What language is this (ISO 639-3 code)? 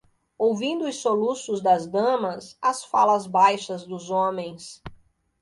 por